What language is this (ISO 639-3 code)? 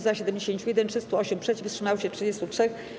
pol